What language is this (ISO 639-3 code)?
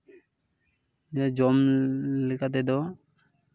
sat